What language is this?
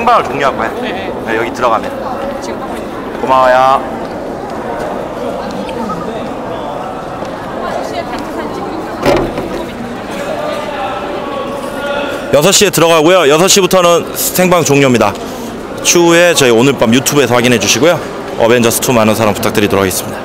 Korean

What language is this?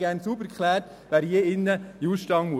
Swiss German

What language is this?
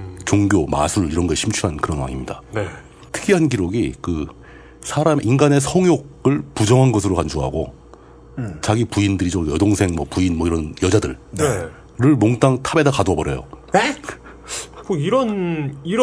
Korean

